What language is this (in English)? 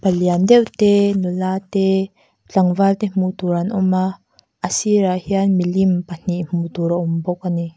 Mizo